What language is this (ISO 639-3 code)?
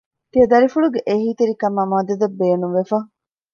div